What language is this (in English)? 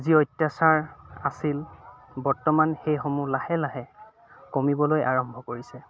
Assamese